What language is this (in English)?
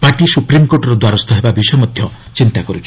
Odia